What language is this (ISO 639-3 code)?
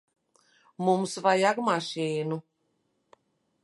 lav